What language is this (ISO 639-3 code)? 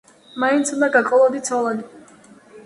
kat